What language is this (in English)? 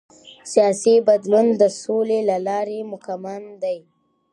Pashto